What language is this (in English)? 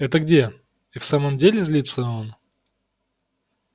Russian